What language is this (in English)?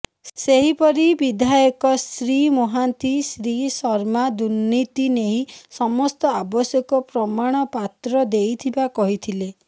Odia